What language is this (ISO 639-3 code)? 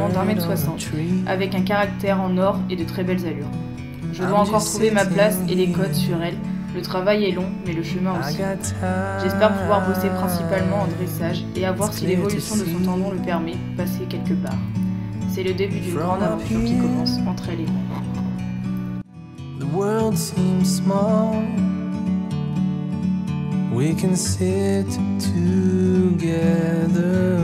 fra